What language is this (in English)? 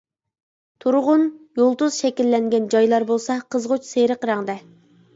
Uyghur